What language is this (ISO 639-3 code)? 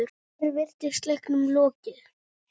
isl